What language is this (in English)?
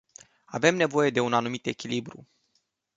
Romanian